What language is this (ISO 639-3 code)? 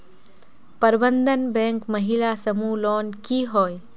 mag